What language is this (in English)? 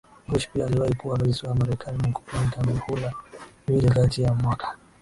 Swahili